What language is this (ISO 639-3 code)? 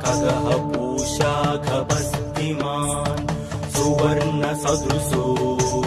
tam